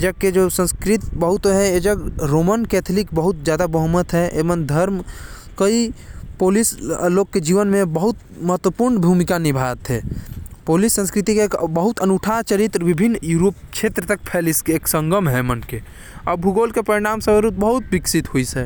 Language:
Korwa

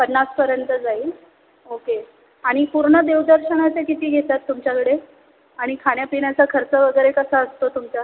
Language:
Marathi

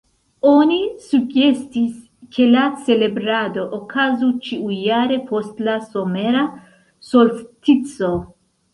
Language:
Esperanto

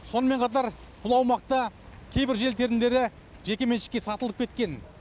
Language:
Kazakh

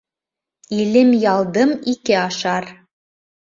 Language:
Bashkir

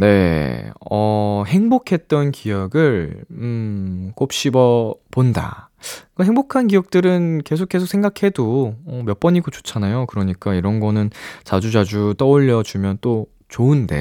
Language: Korean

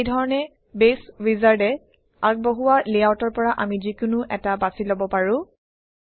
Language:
Assamese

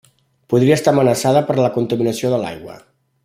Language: Catalan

